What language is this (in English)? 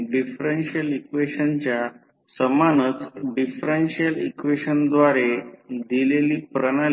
Marathi